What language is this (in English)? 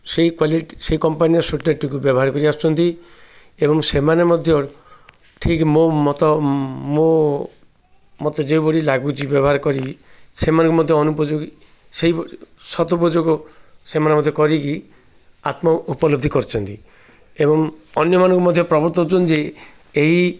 Odia